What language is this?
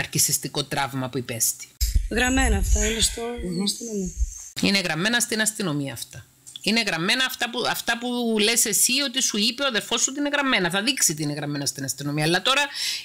Greek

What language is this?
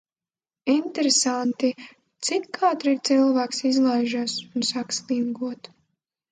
Latvian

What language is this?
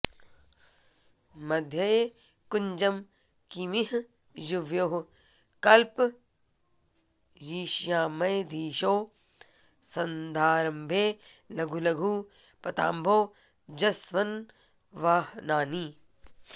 Sanskrit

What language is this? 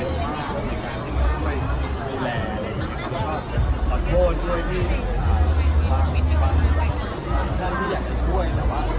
Thai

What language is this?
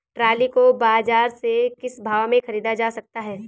Hindi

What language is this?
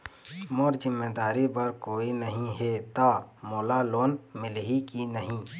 Chhattisgarhi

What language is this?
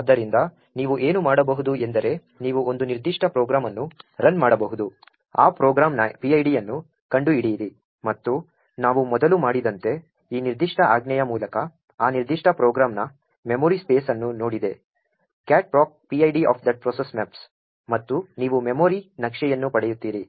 Kannada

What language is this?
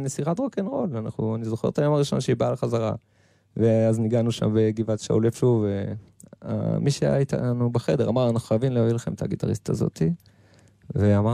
Hebrew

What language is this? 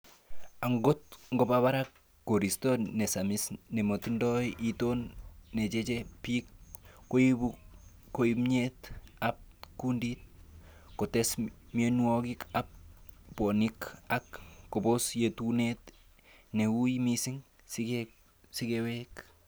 Kalenjin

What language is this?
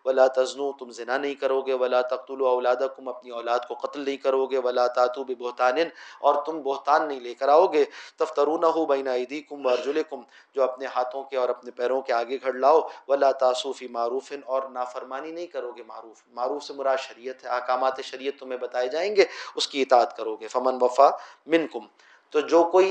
Urdu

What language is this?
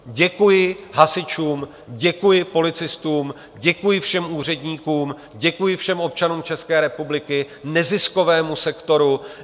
Czech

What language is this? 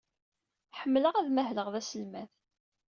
Kabyle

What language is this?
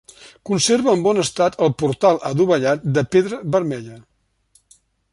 Catalan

